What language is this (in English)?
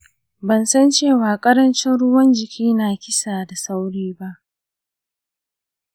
Hausa